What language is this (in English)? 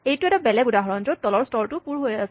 Assamese